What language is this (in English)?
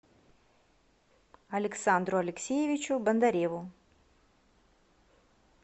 Russian